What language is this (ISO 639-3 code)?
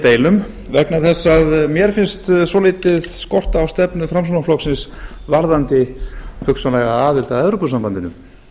isl